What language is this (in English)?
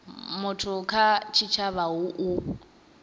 Venda